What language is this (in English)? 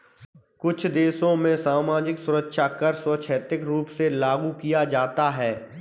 Hindi